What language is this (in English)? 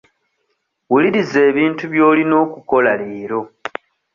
Ganda